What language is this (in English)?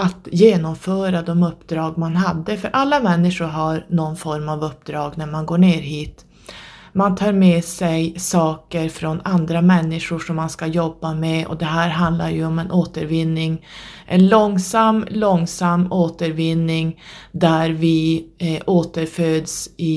Swedish